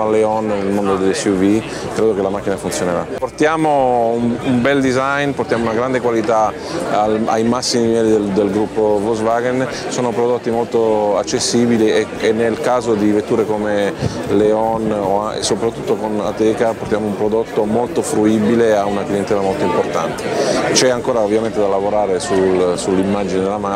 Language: Italian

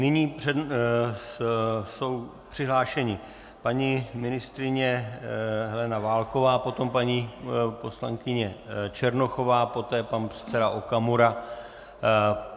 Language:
Czech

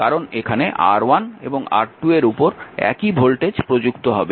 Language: Bangla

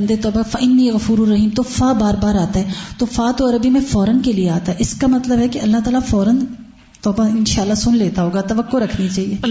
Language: Urdu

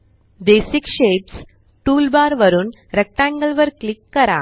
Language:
Marathi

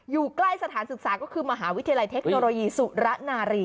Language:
Thai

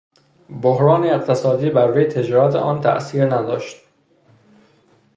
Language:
Persian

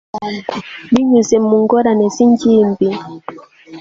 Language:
Kinyarwanda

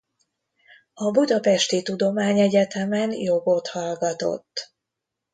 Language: Hungarian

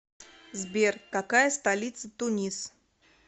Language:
Russian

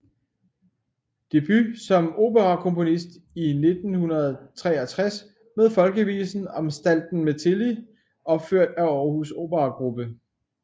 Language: Danish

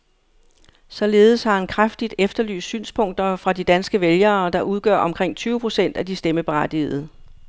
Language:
Danish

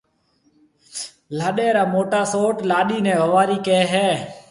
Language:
Marwari (Pakistan)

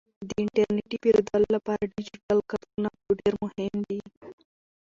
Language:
Pashto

